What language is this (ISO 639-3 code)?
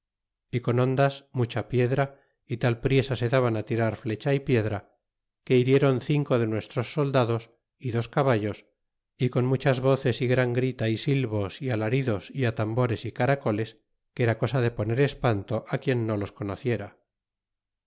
spa